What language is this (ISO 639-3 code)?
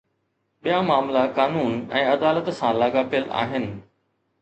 snd